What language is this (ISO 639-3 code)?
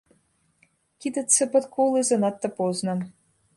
bel